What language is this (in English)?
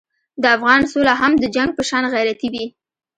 Pashto